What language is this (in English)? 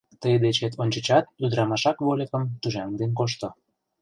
Mari